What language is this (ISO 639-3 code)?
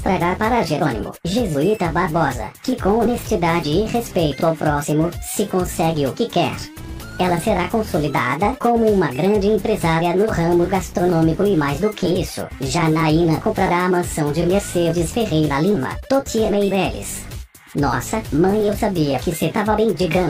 por